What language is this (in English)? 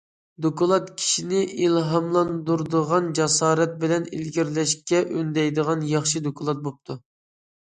Uyghur